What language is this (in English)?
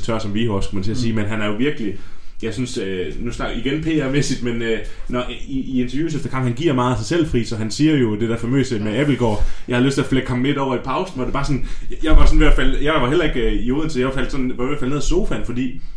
Danish